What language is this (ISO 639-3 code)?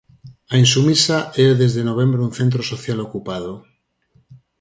glg